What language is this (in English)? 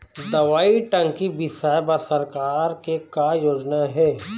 Chhattisgarhi